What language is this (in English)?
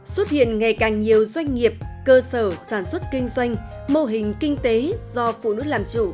Vietnamese